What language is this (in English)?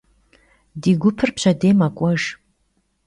Kabardian